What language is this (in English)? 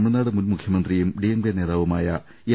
Malayalam